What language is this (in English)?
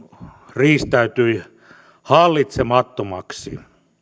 Finnish